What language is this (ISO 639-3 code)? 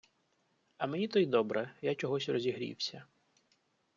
ukr